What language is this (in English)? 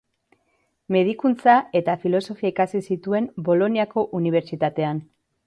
Basque